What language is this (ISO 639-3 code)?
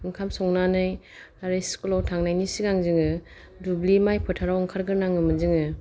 brx